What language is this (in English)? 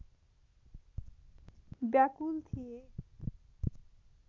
Nepali